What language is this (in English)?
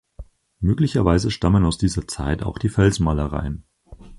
German